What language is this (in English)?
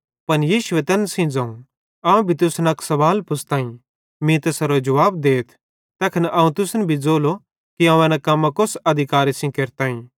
Bhadrawahi